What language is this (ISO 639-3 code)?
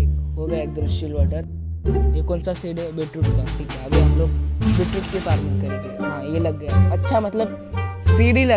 hin